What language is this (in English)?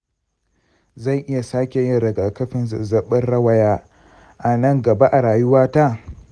Hausa